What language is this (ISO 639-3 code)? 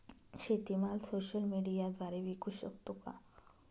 mar